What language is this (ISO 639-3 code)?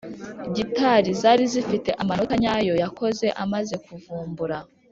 kin